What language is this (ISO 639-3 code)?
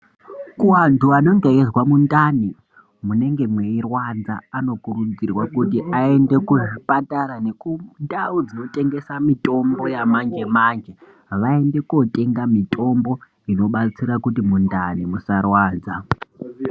ndc